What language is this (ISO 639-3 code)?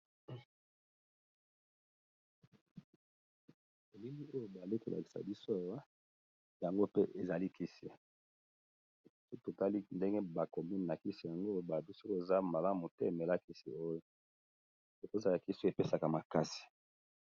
lin